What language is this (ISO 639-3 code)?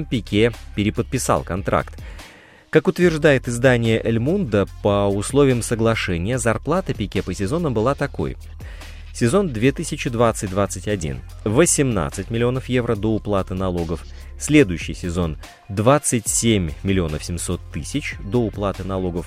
rus